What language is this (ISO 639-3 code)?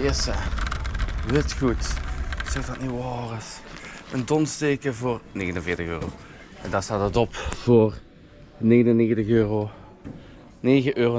nld